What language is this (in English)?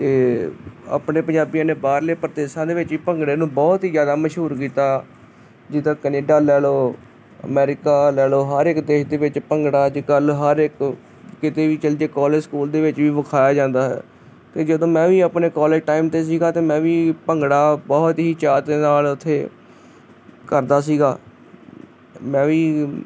Punjabi